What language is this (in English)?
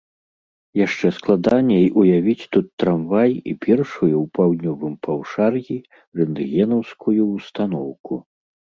Belarusian